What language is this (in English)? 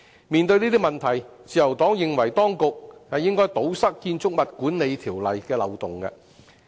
Cantonese